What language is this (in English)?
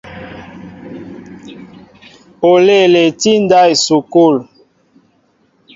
Mbo (Cameroon)